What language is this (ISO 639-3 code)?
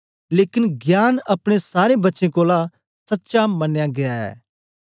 doi